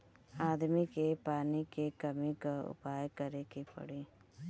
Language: Bhojpuri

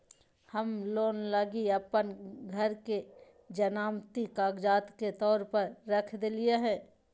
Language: Magahi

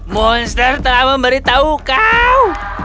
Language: Indonesian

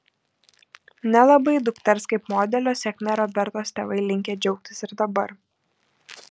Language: Lithuanian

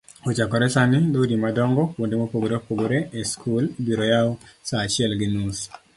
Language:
Luo (Kenya and Tanzania)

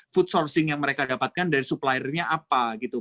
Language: Indonesian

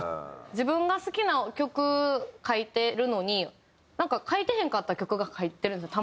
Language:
Japanese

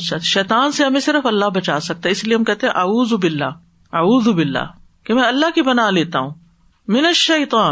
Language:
Urdu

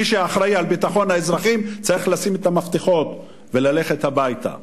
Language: Hebrew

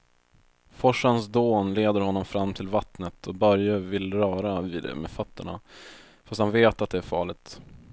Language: Swedish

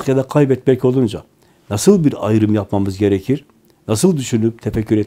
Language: Turkish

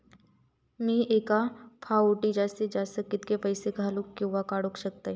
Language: Marathi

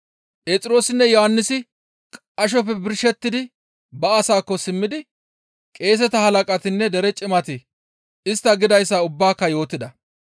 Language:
Gamo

